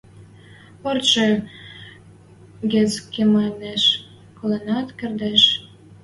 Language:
Western Mari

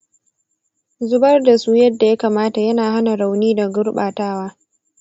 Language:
Hausa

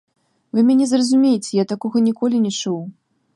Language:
Belarusian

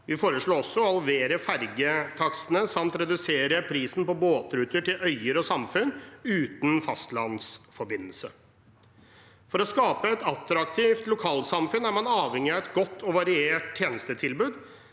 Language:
Norwegian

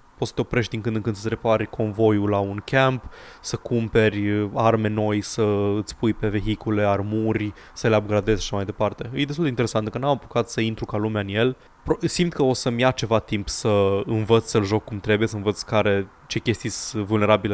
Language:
Romanian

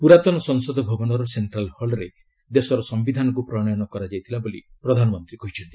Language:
Odia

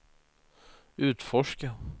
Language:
Swedish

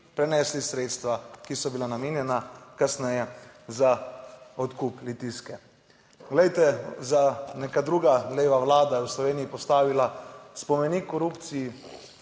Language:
Slovenian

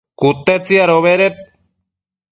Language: Matsés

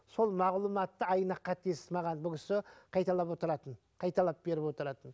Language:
Kazakh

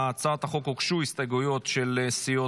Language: Hebrew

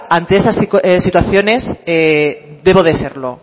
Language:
Spanish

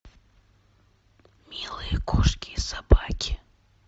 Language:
Russian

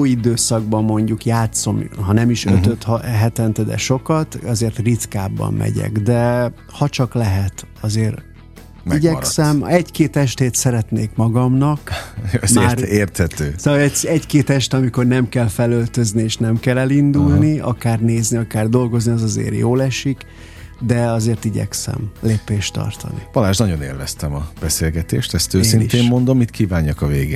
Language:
Hungarian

